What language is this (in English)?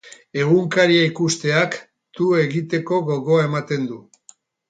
Basque